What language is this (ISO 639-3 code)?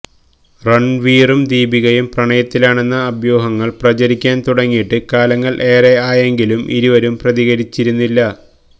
mal